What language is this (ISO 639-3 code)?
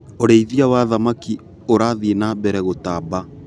kik